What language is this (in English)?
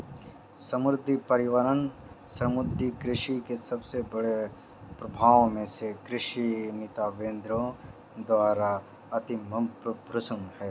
Hindi